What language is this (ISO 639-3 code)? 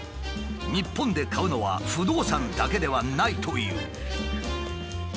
jpn